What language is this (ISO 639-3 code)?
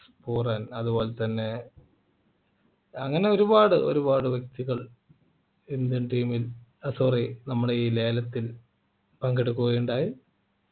mal